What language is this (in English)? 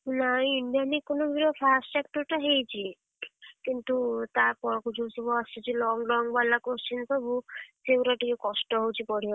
Odia